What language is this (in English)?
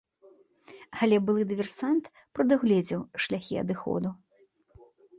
Belarusian